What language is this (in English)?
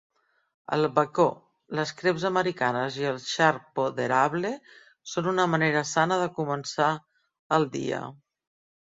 Catalan